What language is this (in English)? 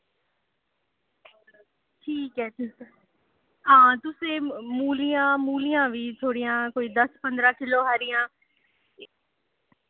Dogri